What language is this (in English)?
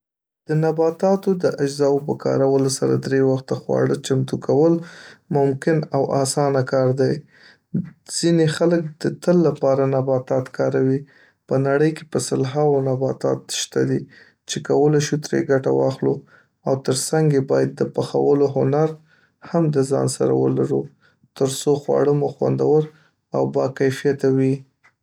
Pashto